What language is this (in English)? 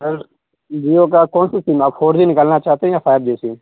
Urdu